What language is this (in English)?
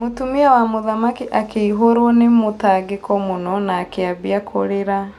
Kikuyu